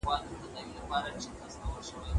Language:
Pashto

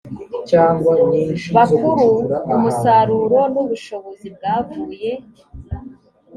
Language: Kinyarwanda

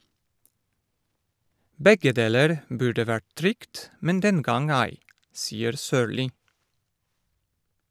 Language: Norwegian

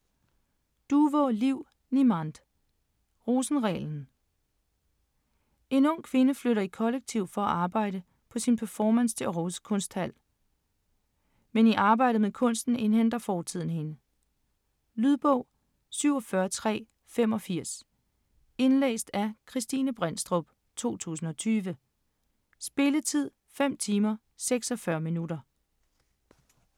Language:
Danish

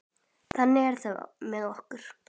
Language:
Icelandic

